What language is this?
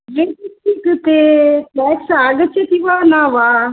Sanskrit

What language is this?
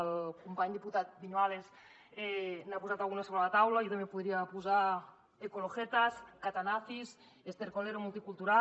Catalan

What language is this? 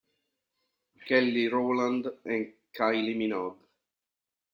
Italian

